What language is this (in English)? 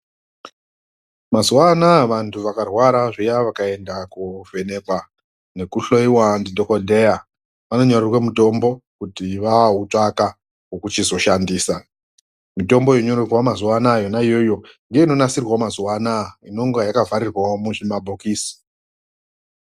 Ndau